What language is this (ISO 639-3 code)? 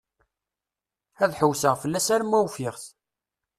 kab